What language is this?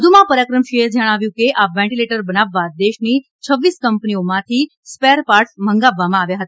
Gujarati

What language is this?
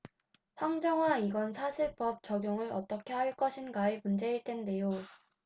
Korean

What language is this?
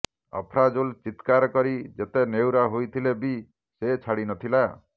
Odia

